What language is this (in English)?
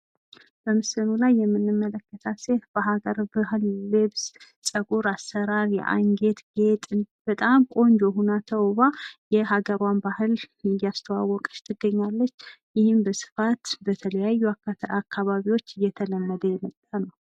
Amharic